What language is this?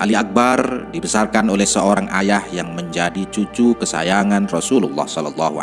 Indonesian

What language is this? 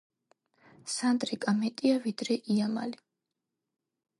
Georgian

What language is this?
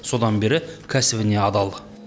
Kazakh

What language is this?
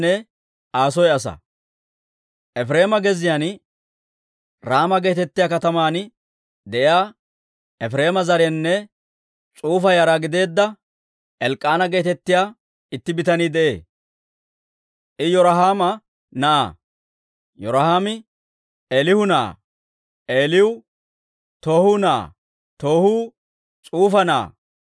Dawro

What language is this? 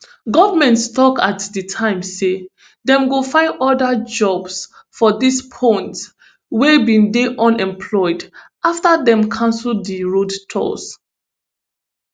Nigerian Pidgin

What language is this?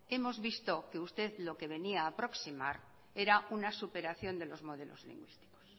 Spanish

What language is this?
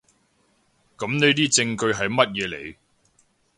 Cantonese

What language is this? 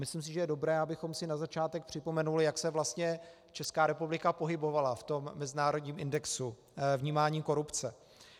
Czech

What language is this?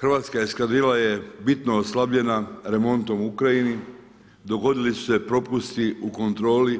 Croatian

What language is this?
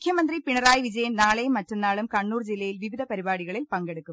Malayalam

